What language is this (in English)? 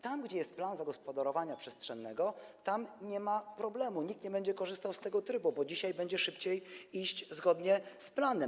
Polish